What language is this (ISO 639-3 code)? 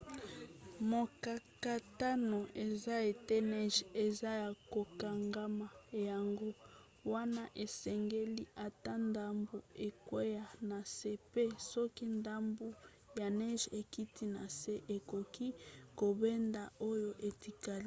lin